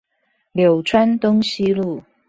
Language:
Chinese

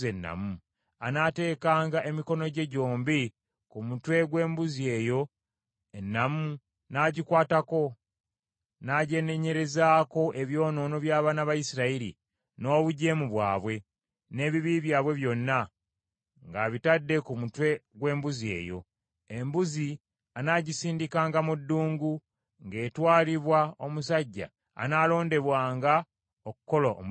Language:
Ganda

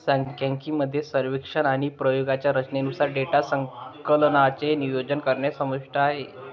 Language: Marathi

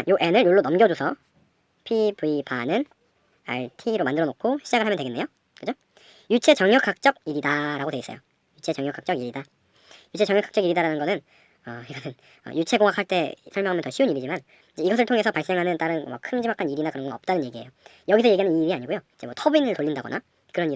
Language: Korean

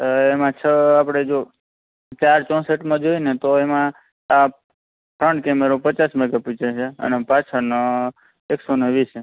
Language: Gujarati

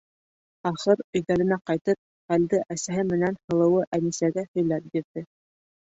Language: Bashkir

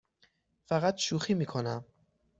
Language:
Persian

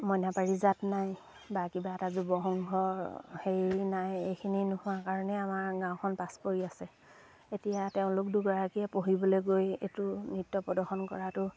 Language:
Assamese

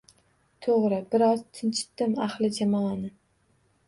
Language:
Uzbek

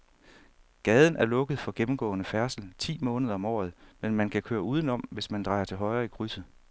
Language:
Danish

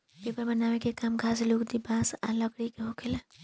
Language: Bhojpuri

